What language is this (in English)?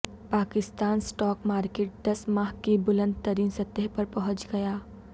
Urdu